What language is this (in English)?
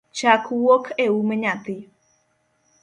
Luo (Kenya and Tanzania)